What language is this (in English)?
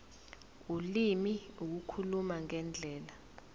Zulu